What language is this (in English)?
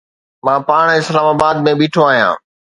Sindhi